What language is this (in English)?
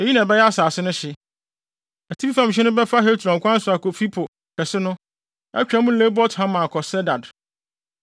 Akan